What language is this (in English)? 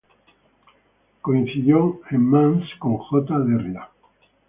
Spanish